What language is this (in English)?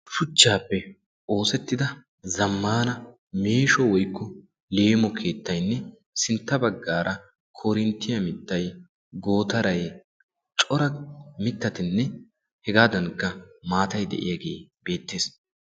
Wolaytta